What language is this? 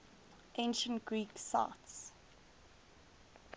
English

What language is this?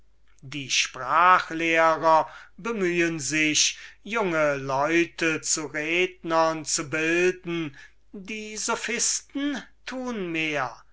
German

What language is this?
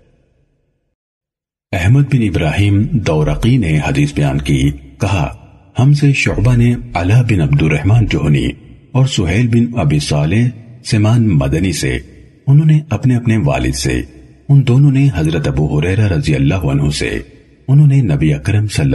Urdu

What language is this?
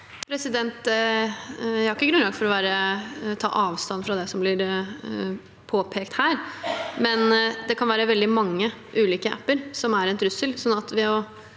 Norwegian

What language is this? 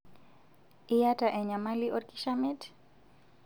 Masai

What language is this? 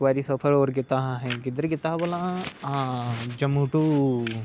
Dogri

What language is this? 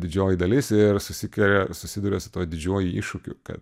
Lithuanian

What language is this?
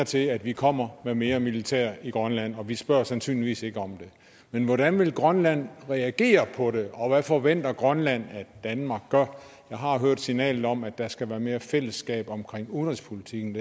Danish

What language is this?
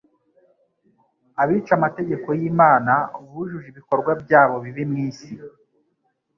Kinyarwanda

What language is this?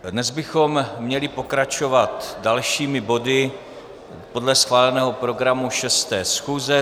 Czech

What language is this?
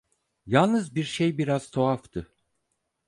Turkish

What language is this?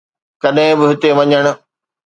Sindhi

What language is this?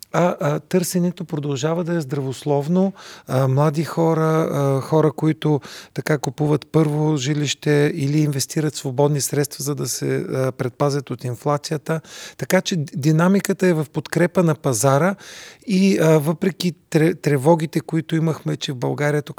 Bulgarian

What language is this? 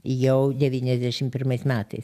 Lithuanian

